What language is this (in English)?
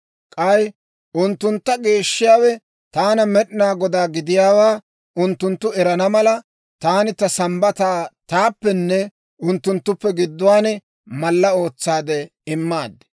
Dawro